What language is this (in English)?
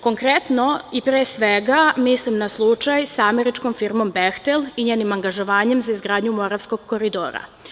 Serbian